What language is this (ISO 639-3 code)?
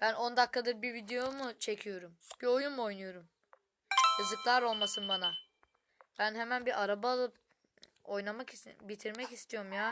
tur